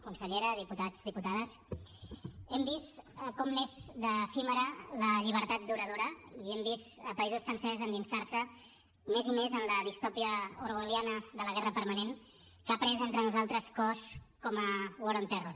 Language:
Catalan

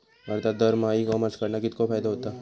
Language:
Marathi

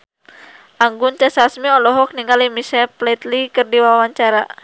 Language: Sundanese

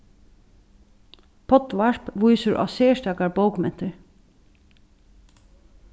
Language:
Faroese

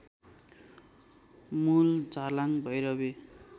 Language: Nepali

